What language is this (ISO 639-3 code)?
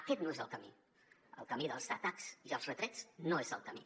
cat